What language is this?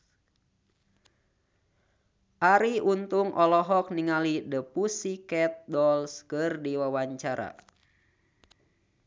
Sundanese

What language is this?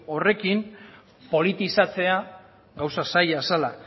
Basque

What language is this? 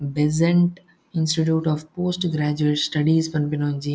Tulu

